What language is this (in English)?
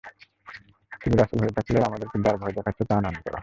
Bangla